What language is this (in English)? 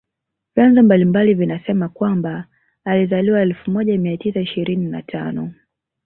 Swahili